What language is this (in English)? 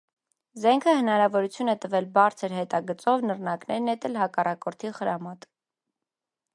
Armenian